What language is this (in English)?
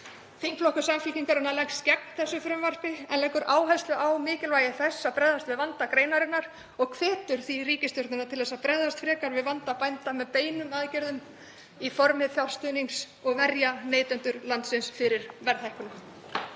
Icelandic